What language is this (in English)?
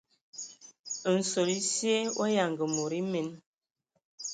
Ewondo